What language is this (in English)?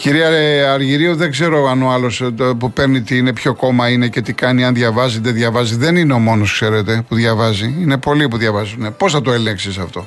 Greek